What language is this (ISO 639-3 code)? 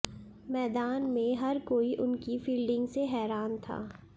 hin